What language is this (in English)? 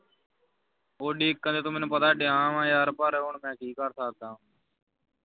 Punjabi